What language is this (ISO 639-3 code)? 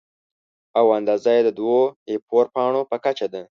pus